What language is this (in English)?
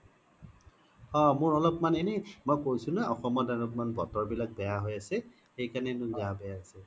Assamese